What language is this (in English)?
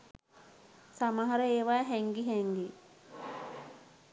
Sinhala